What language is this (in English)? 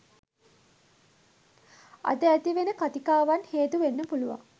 Sinhala